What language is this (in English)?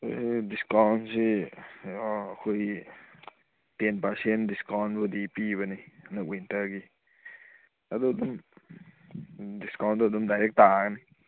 Manipuri